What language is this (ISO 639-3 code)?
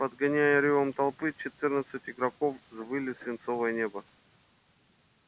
rus